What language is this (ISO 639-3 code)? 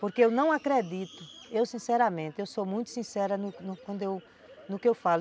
por